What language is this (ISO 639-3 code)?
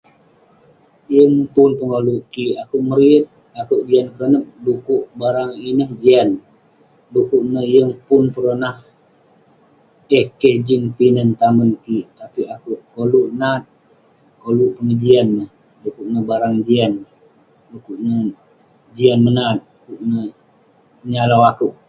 pne